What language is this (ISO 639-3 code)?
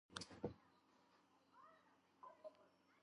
kat